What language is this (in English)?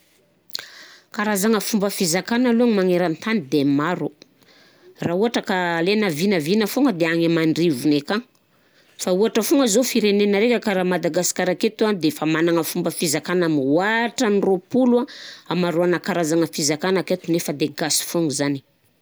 Southern Betsimisaraka Malagasy